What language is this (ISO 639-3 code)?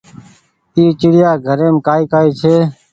gig